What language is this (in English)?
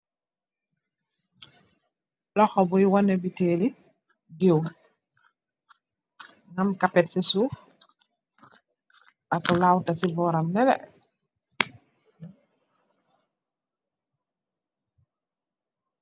Wolof